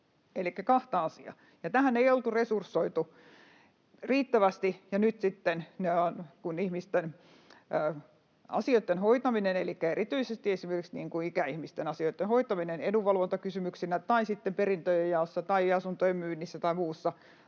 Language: Finnish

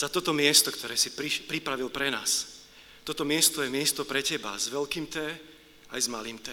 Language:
Slovak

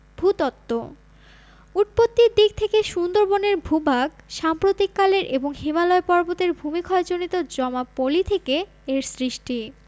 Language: Bangla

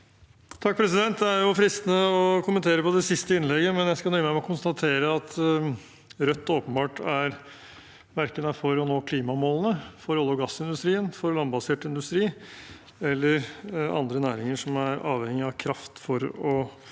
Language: Norwegian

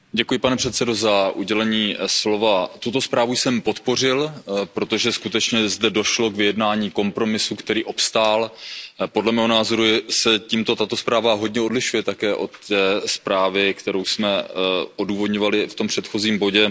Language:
Czech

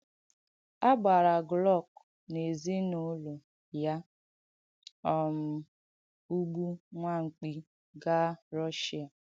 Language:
Igbo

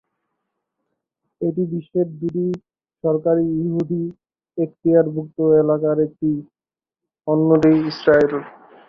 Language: Bangla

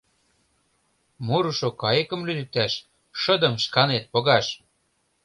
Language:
Mari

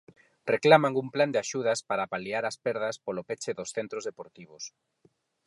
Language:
Galician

